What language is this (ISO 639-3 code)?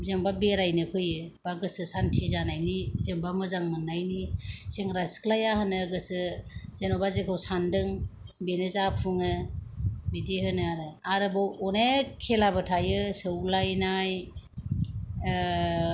brx